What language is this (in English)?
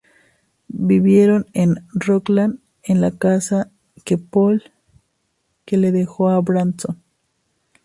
Spanish